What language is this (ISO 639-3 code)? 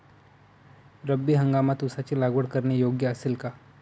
mar